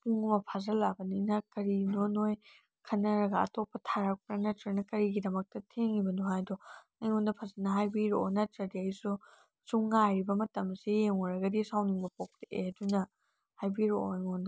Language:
Manipuri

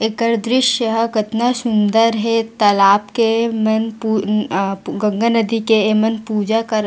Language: Chhattisgarhi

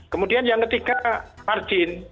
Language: Indonesian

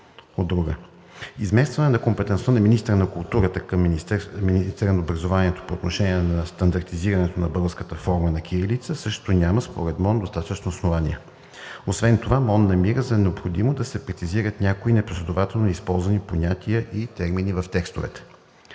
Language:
Bulgarian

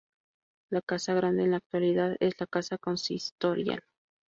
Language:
Spanish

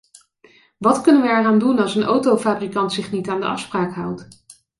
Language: Dutch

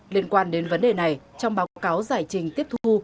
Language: Vietnamese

